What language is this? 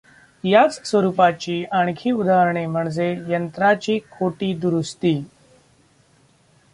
Marathi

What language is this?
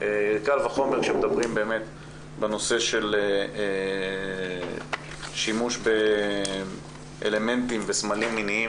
Hebrew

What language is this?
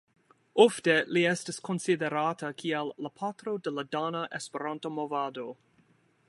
Esperanto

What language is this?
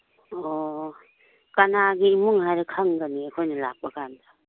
Manipuri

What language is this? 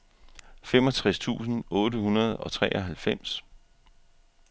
Danish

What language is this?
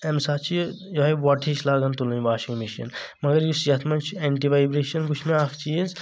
Kashmiri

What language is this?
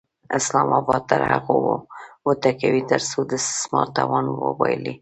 Pashto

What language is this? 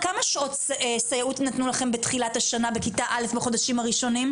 Hebrew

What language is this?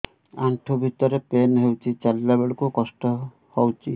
Odia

